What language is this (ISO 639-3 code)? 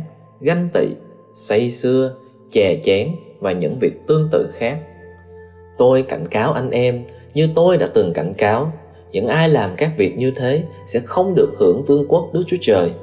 vie